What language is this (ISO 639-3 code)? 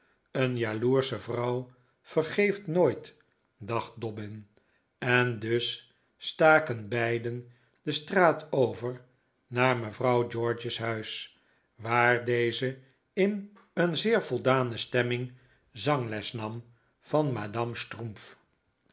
nld